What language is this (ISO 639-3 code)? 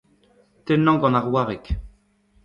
bre